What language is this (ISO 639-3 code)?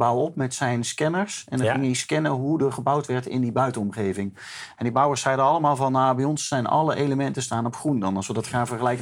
nld